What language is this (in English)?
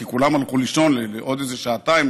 Hebrew